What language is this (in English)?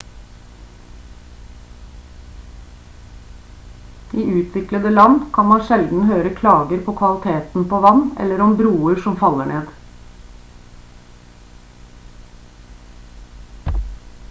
Norwegian Bokmål